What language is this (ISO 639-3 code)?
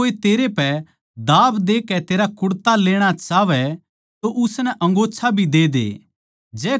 bgc